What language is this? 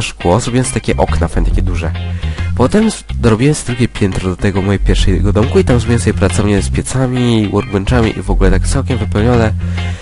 Polish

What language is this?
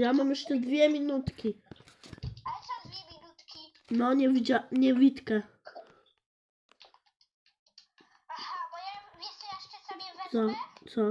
Polish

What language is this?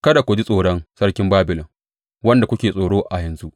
Hausa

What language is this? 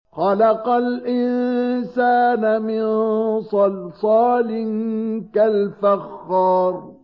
Arabic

